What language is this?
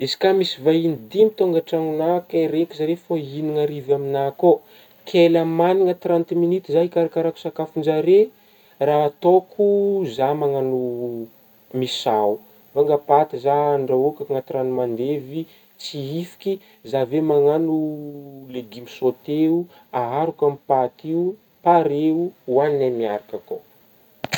Northern Betsimisaraka Malagasy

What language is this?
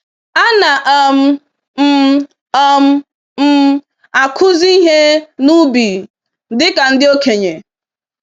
Igbo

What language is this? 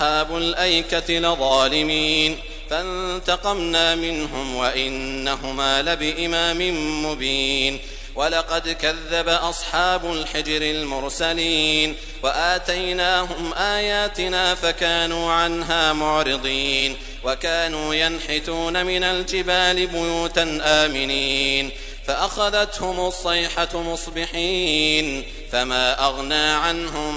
Arabic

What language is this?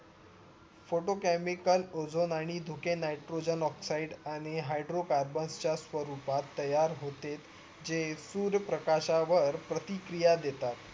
Marathi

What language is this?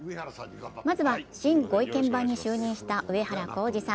Japanese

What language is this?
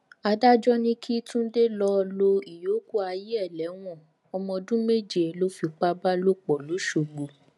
Yoruba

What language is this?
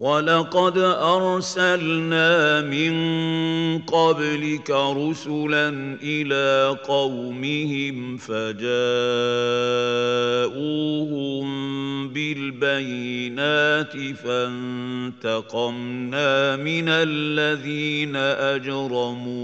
Arabic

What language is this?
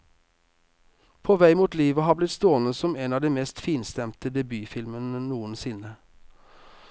Norwegian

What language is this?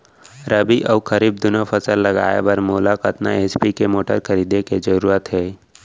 Chhattisgarhi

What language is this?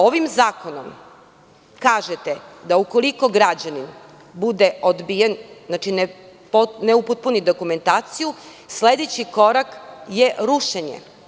Serbian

